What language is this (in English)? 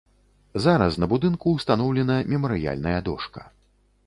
Belarusian